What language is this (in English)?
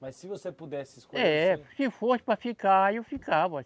Portuguese